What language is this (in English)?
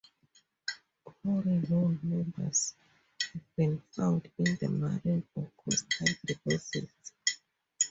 English